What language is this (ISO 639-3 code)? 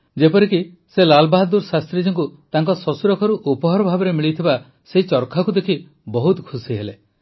ori